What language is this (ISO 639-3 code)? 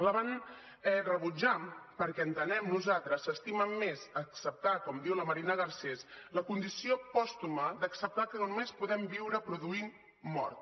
cat